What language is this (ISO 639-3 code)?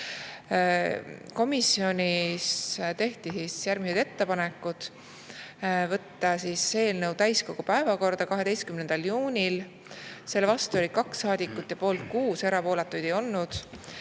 est